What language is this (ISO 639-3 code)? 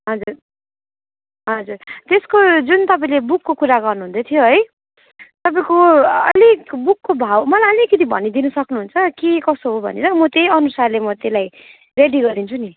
nep